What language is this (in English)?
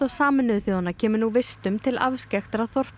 Icelandic